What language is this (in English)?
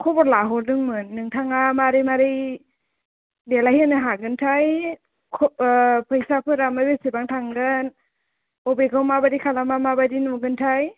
Bodo